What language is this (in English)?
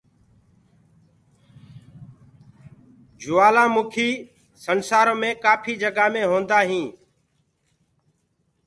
Gurgula